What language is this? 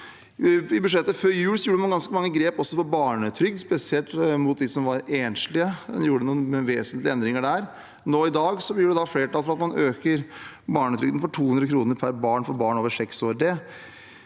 Norwegian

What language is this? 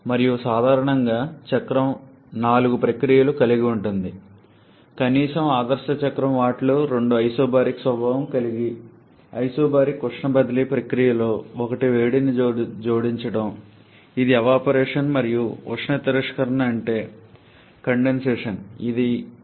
Telugu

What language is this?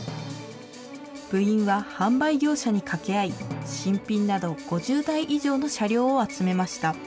Japanese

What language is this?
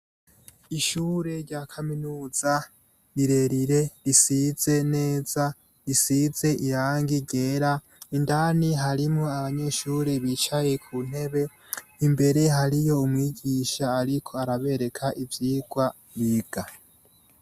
Rundi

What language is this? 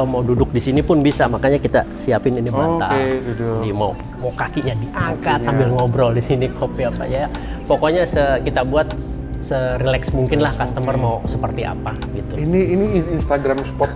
Indonesian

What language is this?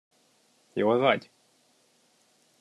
Hungarian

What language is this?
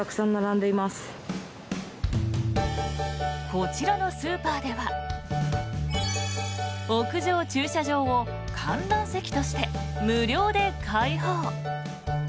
Japanese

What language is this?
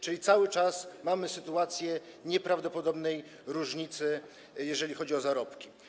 Polish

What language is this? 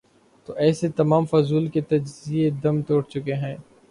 Urdu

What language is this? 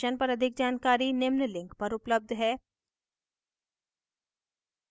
Hindi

